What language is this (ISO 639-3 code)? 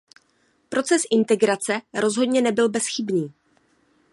ces